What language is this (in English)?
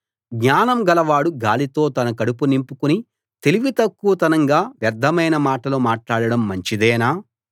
Telugu